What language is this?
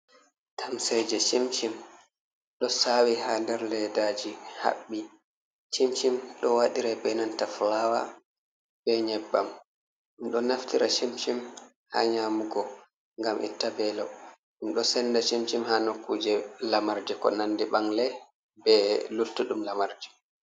Fula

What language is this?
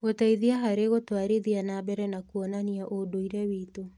Kikuyu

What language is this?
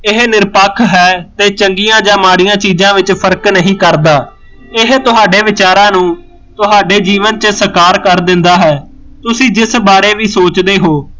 Punjabi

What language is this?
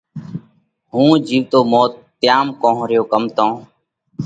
Parkari Koli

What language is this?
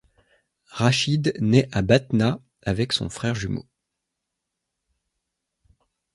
French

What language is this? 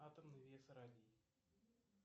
Russian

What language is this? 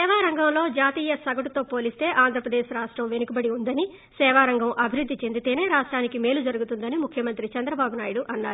Telugu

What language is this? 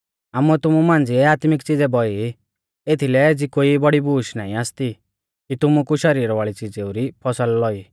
Mahasu Pahari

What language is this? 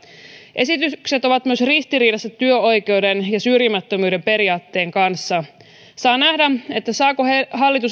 Finnish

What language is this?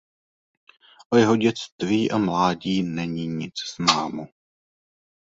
Czech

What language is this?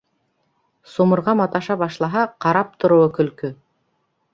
Bashkir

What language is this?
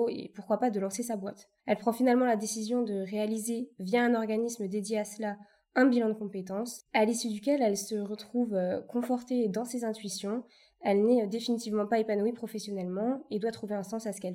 French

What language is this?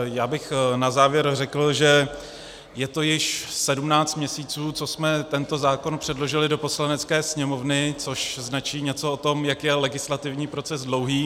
Czech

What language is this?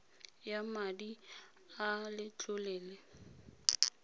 Tswana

